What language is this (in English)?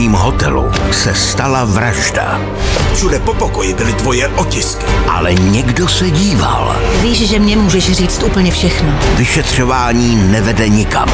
Czech